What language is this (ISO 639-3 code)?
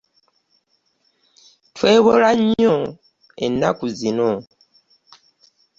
lug